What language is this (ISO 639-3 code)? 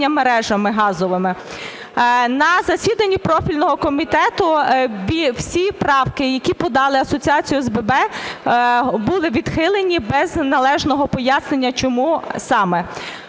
ukr